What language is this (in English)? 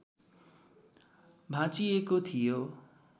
Nepali